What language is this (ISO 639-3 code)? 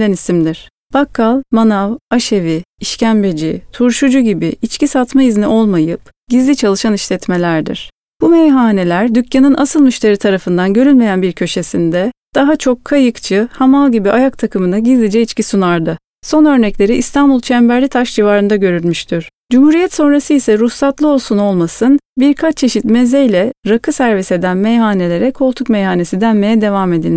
tur